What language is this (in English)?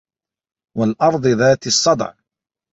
Arabic